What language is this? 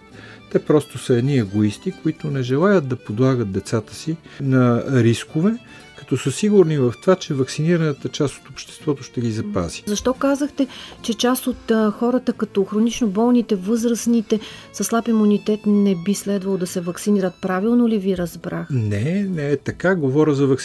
Bulgarian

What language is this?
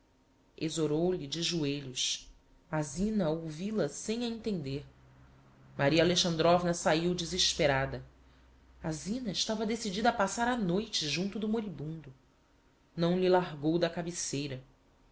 Portuguese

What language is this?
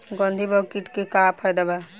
Bhojpuri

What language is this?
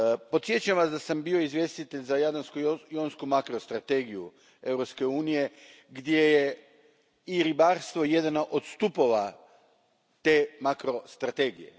Croatian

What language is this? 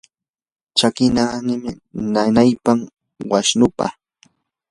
Yanahuanca Pasco Quechua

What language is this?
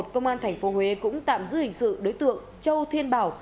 Vietnamese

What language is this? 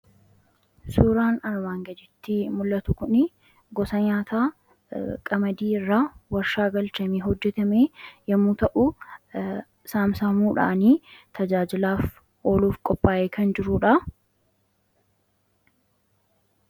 Oromo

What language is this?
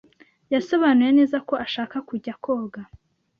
Kinyarwanda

